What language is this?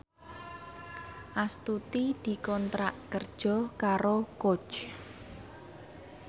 Javanese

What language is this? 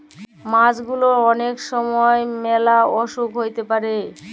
Bangla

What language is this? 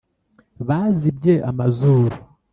Kinyarwanda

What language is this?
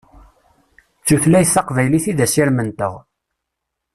Kabyle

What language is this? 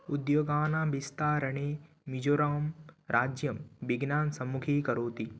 Sanskrit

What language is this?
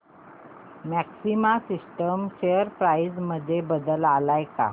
Marathi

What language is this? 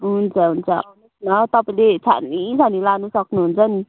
Nepali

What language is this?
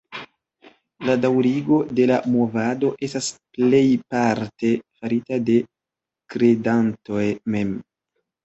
Esperanto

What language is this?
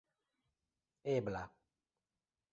Esperanto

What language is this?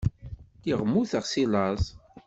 Kabyle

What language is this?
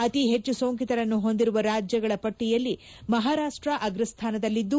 Kannada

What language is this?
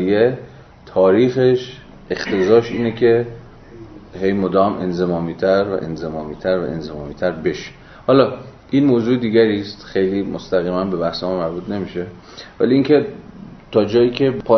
Persian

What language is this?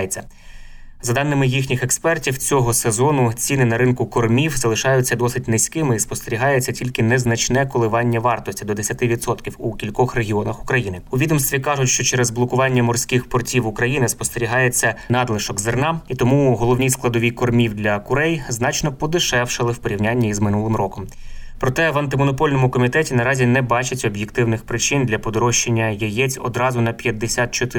Ukrainian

